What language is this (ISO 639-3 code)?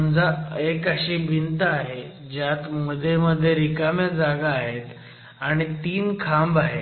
mar